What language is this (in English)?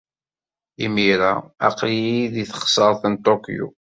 Kabyle